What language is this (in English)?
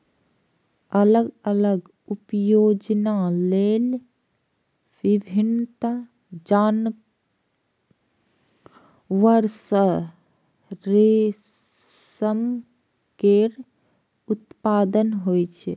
Maithili